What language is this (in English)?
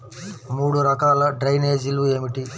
Telugu